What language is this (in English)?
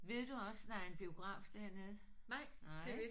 Danish